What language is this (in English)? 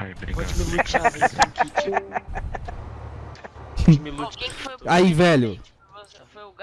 Portuguese